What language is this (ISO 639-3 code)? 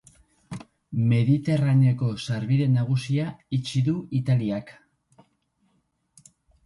eus